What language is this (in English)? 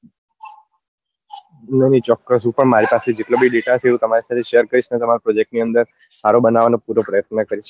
Gujarati